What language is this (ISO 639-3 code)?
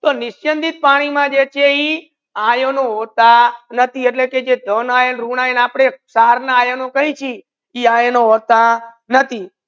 guj